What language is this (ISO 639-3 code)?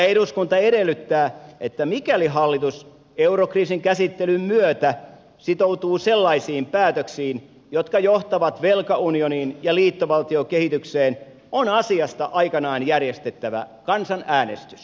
fin